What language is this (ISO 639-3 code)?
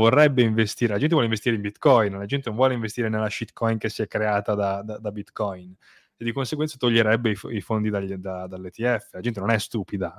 ita